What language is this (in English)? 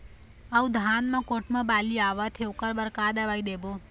Chhattisgarhi